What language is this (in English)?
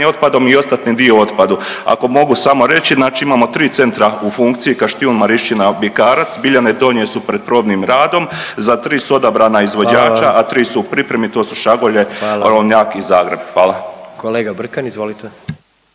Croatian